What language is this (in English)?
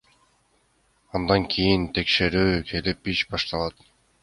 Kyrgyz